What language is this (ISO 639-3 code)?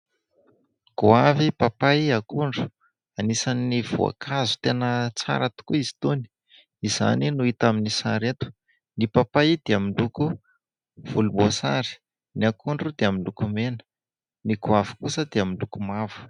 mlg